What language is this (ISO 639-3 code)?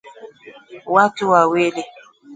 swa